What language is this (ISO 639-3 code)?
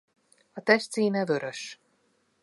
hun